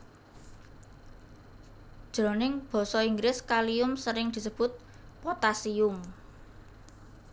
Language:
Javanese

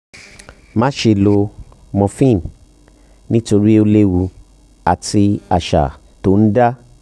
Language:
Yoruba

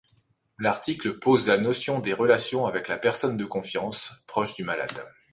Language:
French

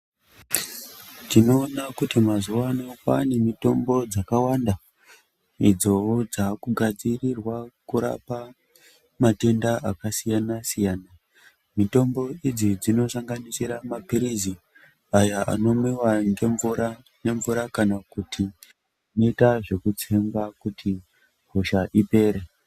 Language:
Ndau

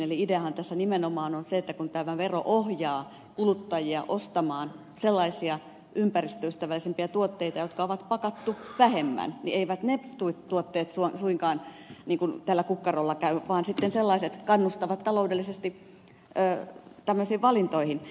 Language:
Finnish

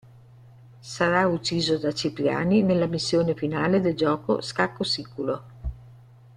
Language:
Italian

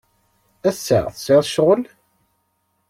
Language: Kabyle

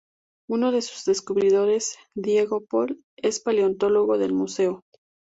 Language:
Spanish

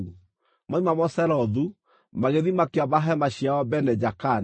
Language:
Kikuyu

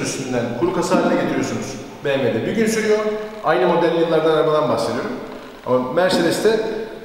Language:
Turkish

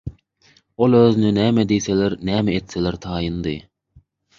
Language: Turkmen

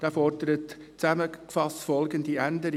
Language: Swiss German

